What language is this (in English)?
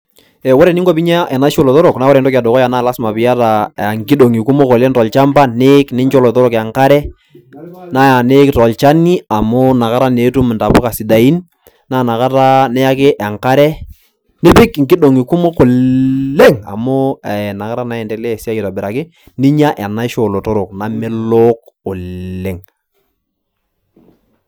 Masai